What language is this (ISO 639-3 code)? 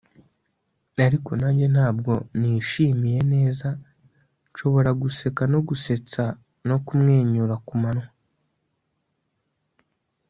kin